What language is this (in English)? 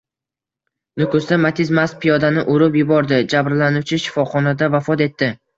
Uzbek